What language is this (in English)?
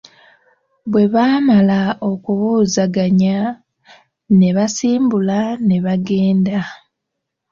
Ganda